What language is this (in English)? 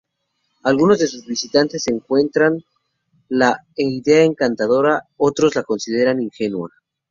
Spanish